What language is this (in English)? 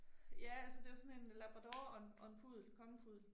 Danish